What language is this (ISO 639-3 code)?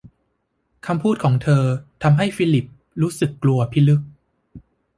tha